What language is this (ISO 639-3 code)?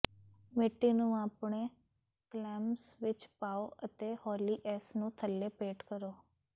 pan